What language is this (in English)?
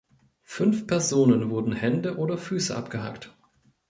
German